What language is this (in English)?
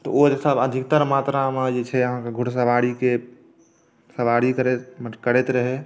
Maithili